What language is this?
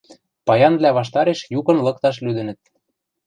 Western Mari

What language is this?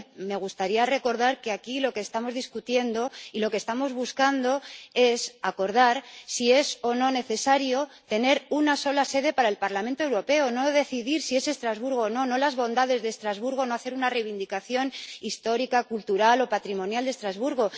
Spanish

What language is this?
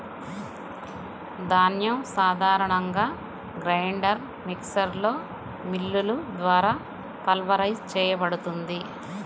Telugu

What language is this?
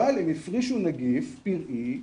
Hebrew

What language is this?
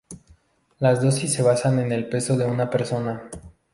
Spanish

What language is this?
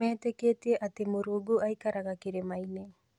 Kikuyu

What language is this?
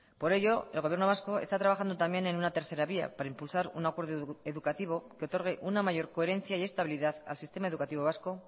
Spanish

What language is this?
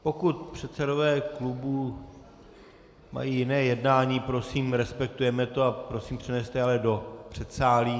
Czech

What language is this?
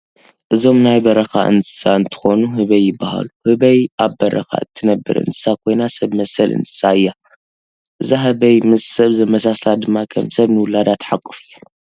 Tigrinya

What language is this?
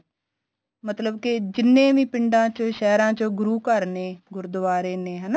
Punjabi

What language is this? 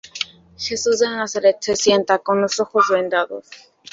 Spanish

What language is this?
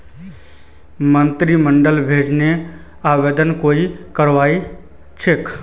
Magahi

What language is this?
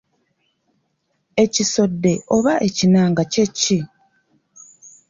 Ganda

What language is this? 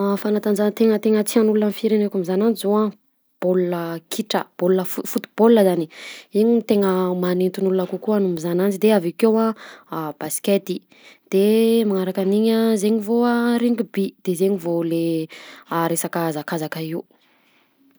Southern Betsimisaraka Malagasy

